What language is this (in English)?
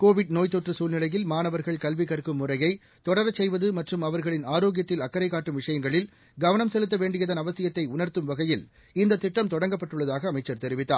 Tamil